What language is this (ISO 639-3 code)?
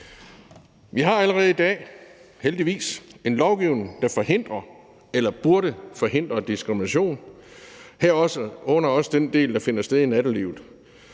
dan